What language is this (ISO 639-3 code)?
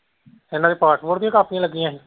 pan